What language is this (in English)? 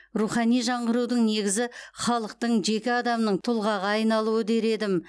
Kazakh